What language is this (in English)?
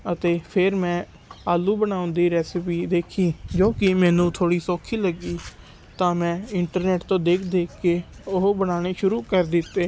Punjabi